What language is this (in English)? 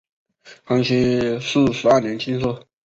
Chinese